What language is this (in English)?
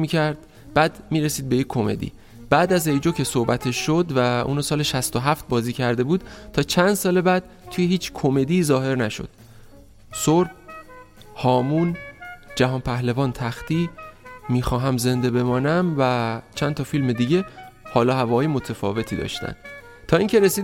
Persian